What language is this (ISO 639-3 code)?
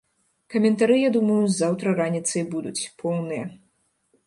bel